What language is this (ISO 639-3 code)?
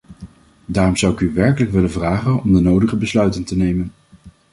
nld